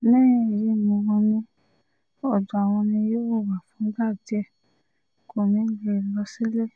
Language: Yoruba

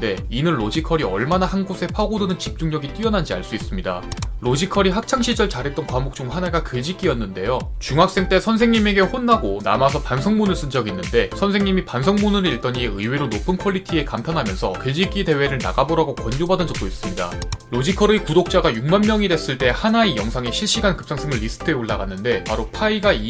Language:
Korean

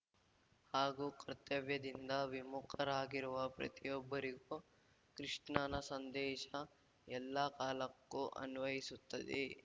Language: Kannada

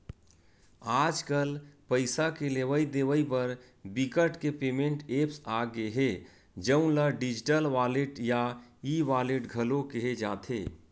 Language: Chhattisgarhi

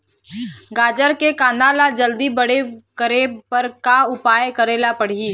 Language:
Chhattisgarhi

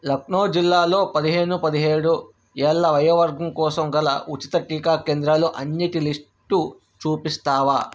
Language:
Telugu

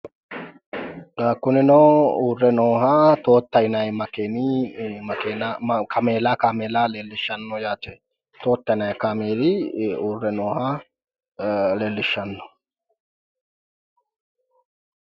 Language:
Sidamo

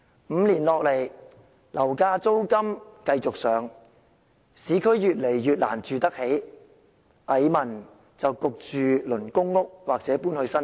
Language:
Cantonese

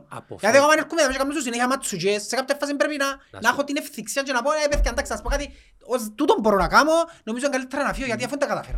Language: Greek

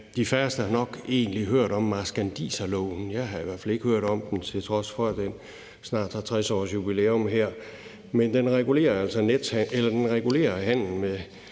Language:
Danish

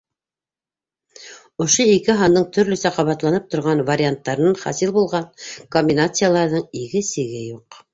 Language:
Bashkir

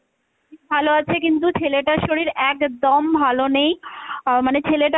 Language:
Bangla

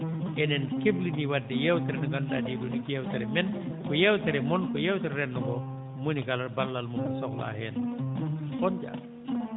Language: Fula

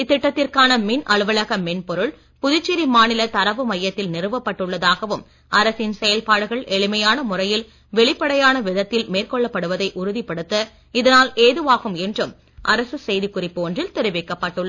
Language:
Tamil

